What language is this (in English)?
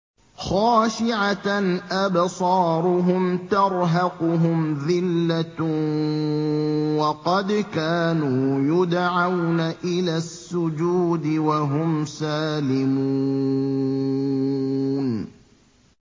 Arabic